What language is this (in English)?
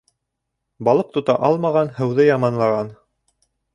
Bashkir